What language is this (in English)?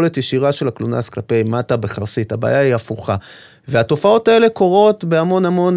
Hebrew